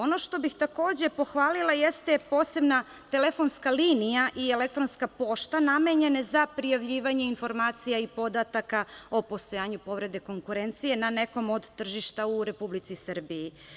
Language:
Serbian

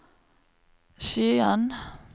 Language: Norwegian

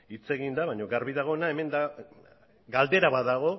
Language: Basque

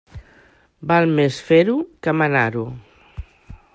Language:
Catalan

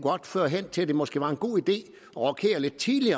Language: Danish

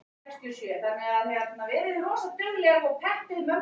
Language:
Icelandic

